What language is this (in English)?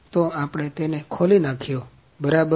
Gujarati